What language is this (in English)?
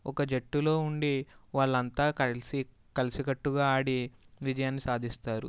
Telugu